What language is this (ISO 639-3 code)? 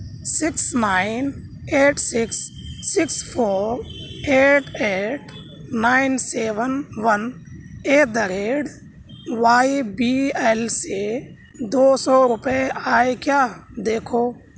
urd